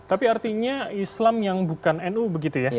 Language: Indonesian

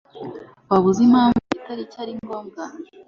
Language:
Kinyarwanda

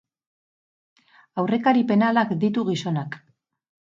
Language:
Basque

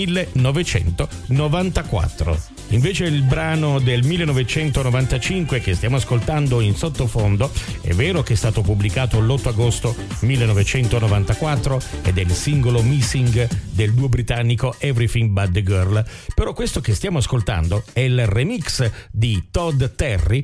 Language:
Italian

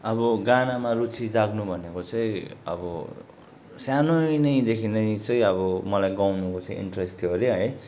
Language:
Nepali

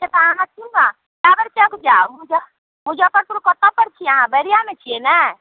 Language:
Maithili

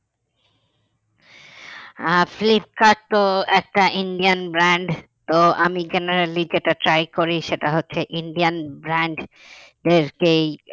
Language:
Bangla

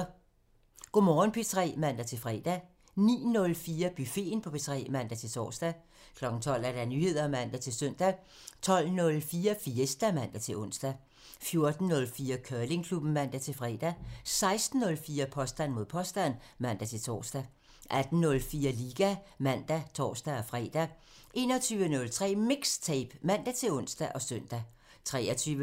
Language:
Danish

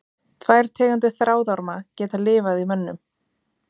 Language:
Icelandic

